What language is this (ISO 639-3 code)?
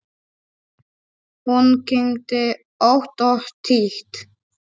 isl